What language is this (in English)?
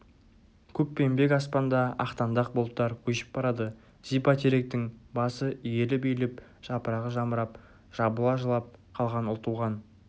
Kazakh